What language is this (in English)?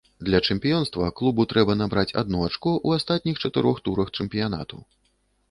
Belarusian